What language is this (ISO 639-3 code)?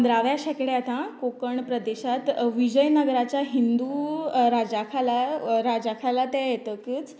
kok